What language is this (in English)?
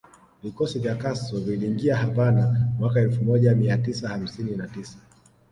Swahili